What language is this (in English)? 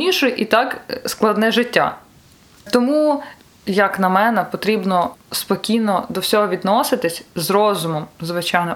Ukrainian